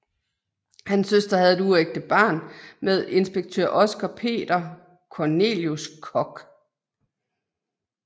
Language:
Danish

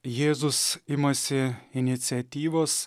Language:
Lithuanian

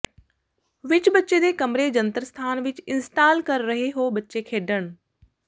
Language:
Punjabi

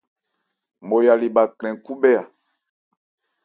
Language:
Ebrié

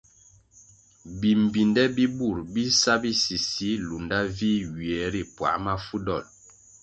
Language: Kwasio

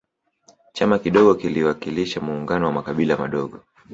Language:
Swahili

